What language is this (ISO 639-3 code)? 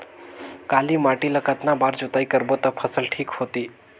hne